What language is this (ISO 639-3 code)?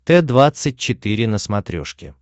rus